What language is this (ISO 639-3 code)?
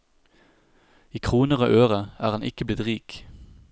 nor